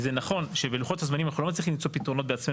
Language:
Hebrew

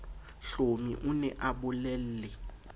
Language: Southern Sotho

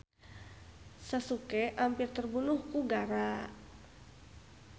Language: Sundanese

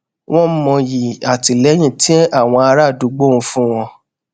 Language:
Yoruba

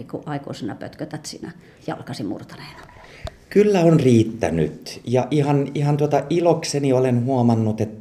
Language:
Finnish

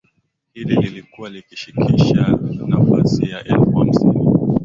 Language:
Swahili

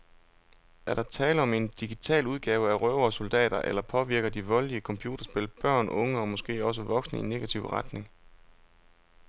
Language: Danish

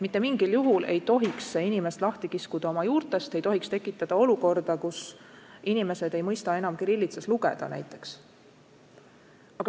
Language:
Estonian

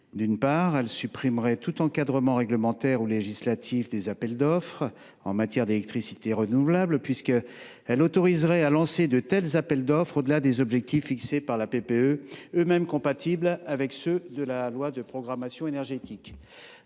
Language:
French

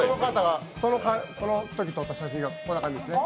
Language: Japanese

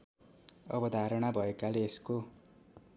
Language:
Nepali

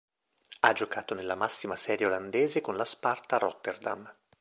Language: Italian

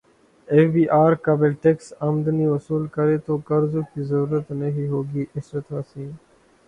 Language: Urdu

